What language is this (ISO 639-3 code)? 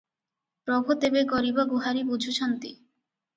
ori